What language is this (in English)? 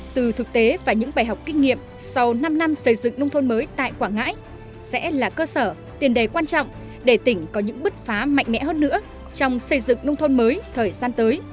Vietnamese